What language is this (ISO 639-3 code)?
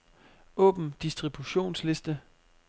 dan